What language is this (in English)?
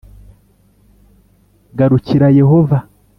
Kinyarwanda